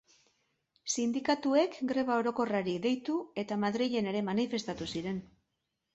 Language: Basque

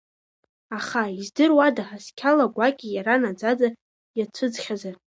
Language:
Abkhazian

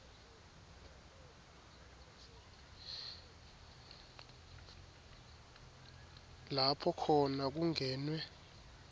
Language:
Swati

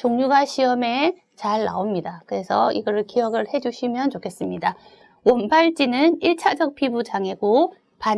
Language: Korean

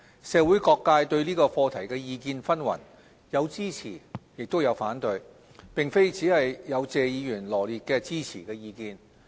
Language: Cantonese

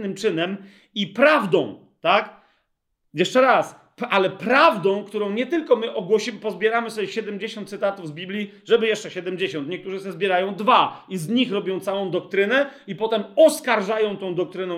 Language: Polish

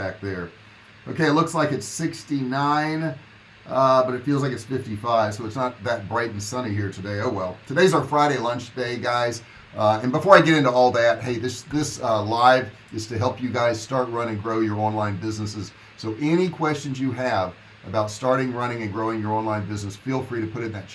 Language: English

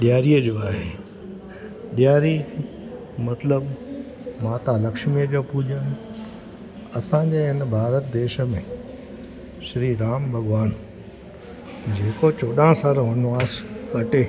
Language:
Sindhi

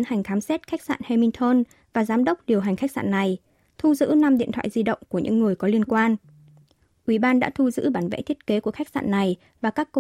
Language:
Vietnamese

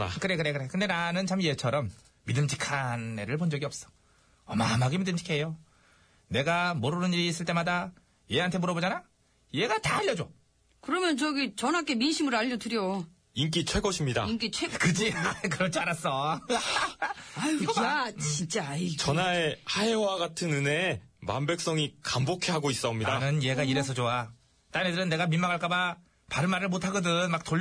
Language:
Korean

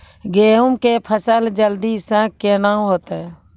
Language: Maithili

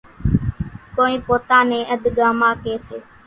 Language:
Kachi Koli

